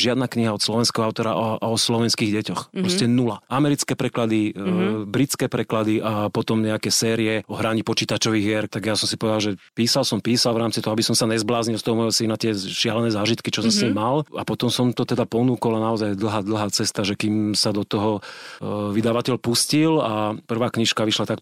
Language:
Slovak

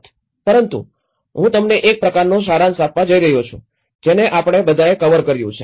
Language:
Gujarati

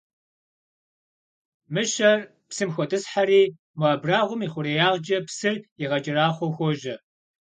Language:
Kabardian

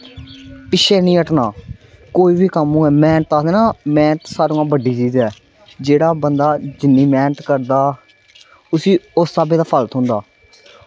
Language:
Dogri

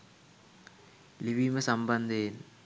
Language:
Sinhala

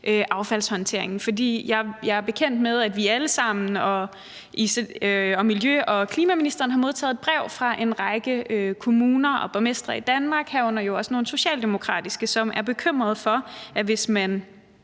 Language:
Danish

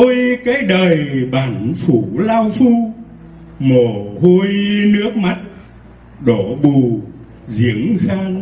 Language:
Vietnamese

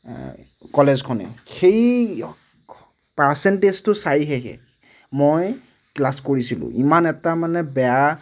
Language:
Assamese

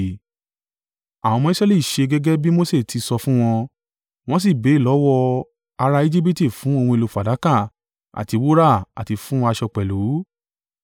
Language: Yoruba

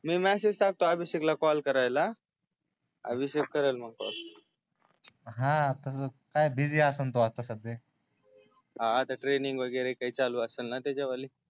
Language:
Marathi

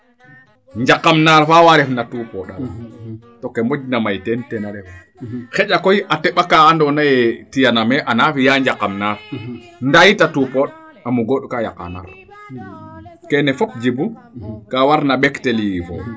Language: Serer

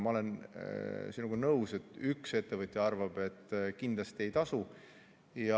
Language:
Estonian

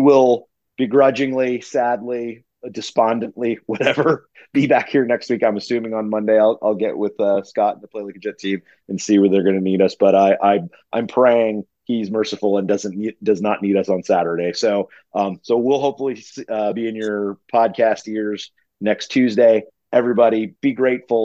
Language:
English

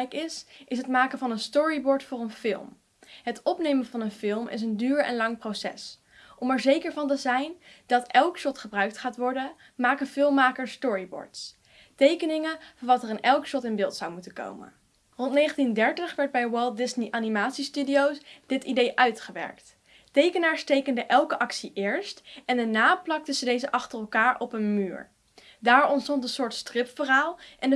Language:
Dutch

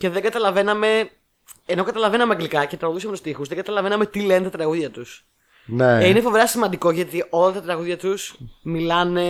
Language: Greek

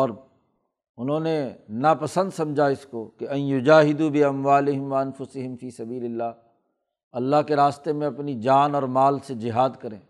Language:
Urdu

